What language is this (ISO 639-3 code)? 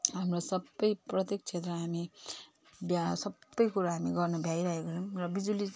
nep